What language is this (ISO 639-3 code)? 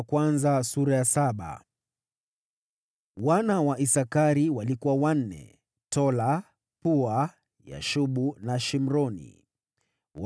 swa